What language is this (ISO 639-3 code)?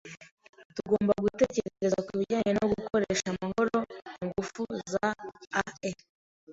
kin